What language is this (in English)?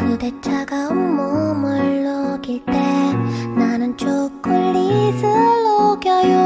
Korean